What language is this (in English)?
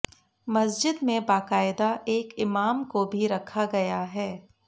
Hindi